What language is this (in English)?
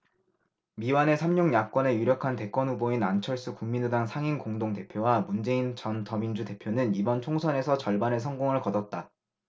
Korean